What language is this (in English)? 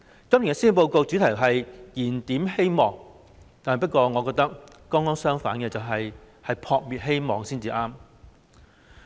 Cantonese